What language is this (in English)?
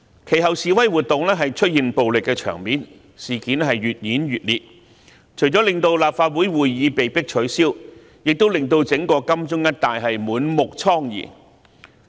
Cantonese